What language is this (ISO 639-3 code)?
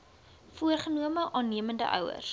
afr